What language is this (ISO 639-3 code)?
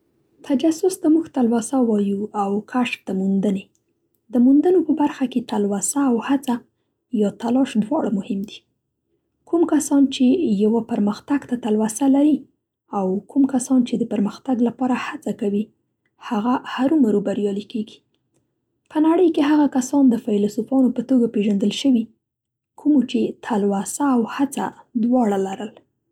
pst